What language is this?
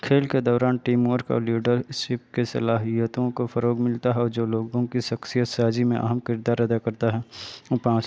Urdu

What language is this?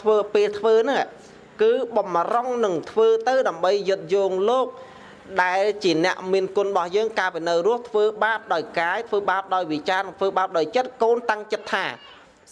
Vietnamese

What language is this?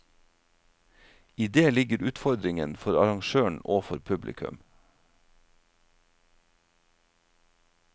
Norwegian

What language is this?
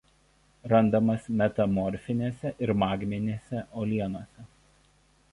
Lithuanian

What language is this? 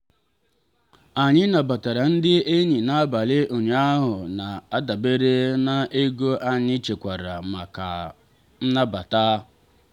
Igbo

